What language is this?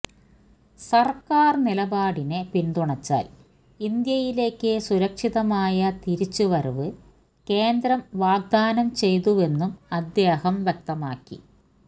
Malayalam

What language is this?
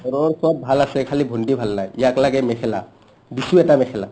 Assamese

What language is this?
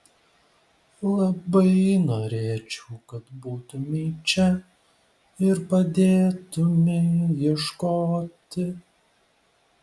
Lithuanian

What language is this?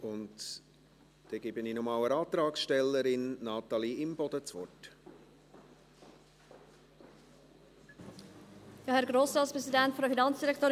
Swiss German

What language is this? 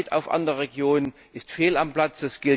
German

